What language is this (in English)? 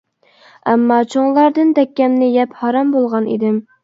Uyghur